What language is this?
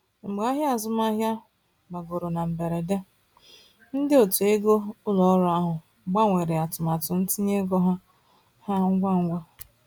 Igbo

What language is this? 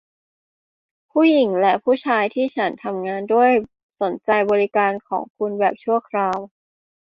Thai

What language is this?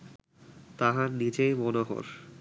Bangla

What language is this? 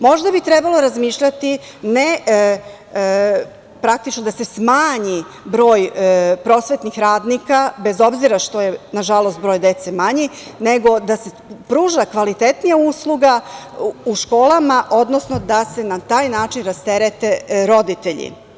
Serbian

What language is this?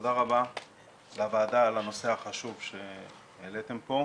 Hebrew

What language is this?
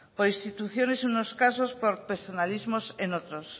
Spanish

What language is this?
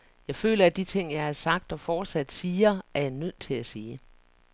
Danish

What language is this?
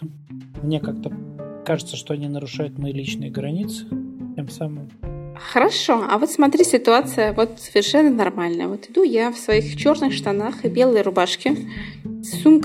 Russian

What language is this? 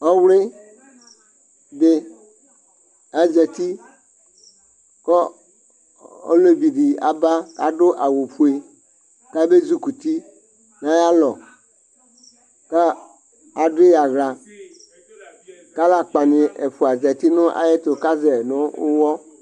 Ikposo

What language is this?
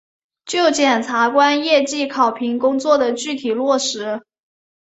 Chinese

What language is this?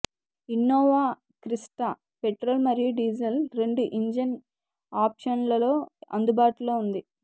Telugu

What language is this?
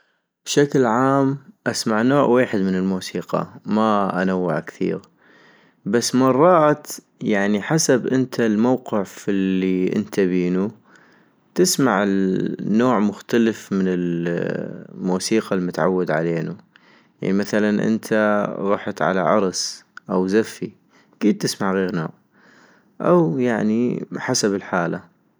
North Mesopotamian Arabic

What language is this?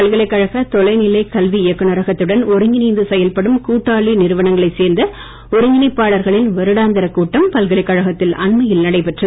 Tamil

